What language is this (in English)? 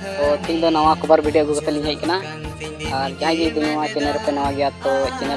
Indonesian